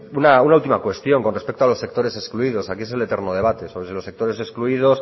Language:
Spanish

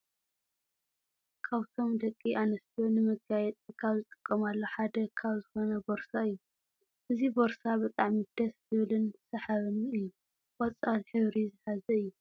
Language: Tigrinya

